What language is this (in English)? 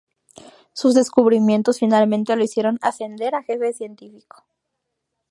Spanish